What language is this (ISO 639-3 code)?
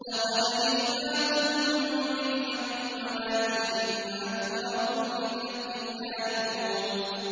ara